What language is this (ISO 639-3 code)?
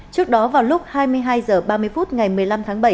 vie